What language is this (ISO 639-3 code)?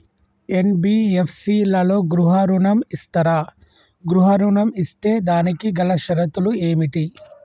tel